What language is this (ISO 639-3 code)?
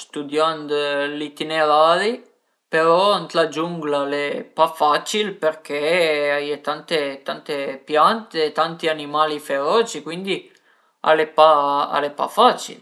pms